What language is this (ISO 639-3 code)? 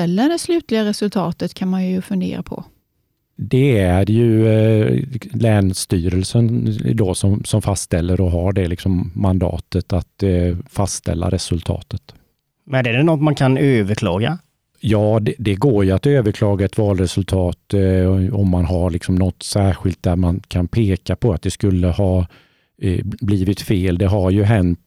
swe